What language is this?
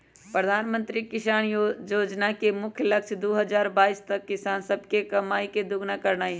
Magahi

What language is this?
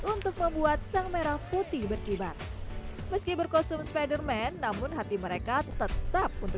Indonesian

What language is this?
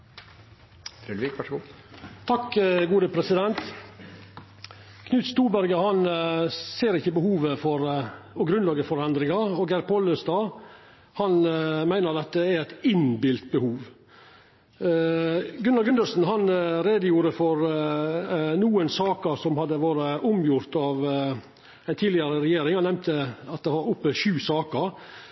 Norwegian Nynorsk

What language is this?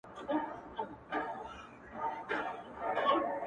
Pashto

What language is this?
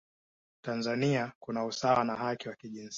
Swahili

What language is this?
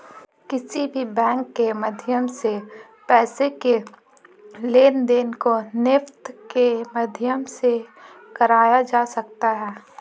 Hindi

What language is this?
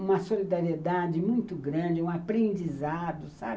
Portuguese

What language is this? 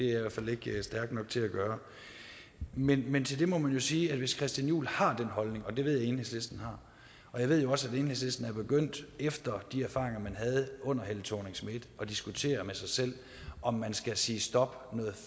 Danish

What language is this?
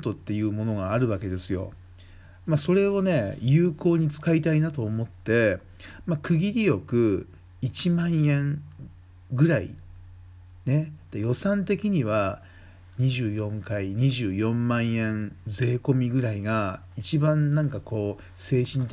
Japanese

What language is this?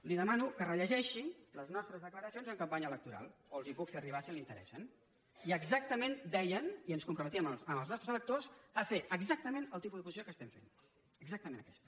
Catalan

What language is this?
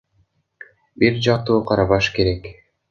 Kyrgyz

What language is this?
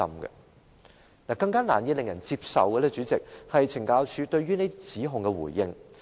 Cantonese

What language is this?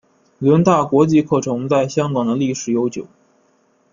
Chinese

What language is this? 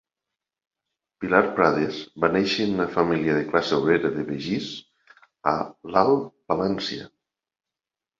Catalan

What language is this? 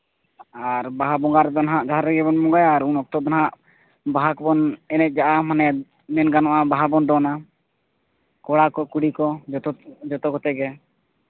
Santali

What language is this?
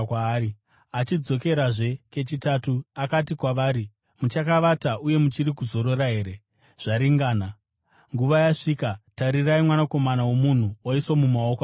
Shona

